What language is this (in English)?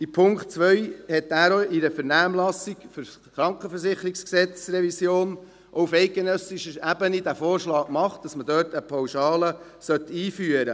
Swiss German